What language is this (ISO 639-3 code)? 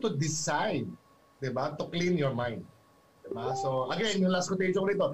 fil